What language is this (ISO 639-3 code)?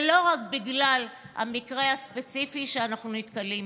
heb